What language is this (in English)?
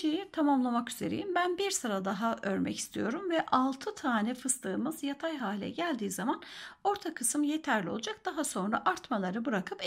Turkish